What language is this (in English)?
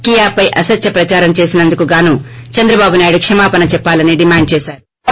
Telugu